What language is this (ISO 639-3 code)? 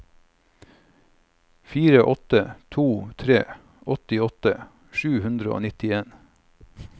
nor